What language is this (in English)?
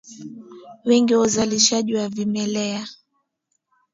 Swahili